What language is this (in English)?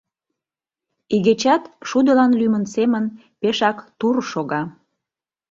Mari